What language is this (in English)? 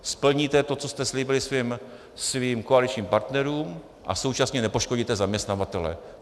Czech